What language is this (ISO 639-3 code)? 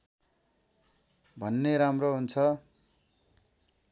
nep